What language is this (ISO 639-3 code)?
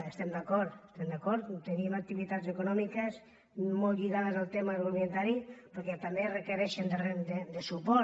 cat